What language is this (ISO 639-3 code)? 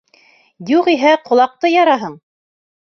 bak